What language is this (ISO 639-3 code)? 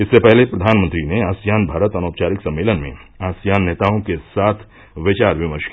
hin